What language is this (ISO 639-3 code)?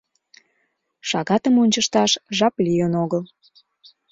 chm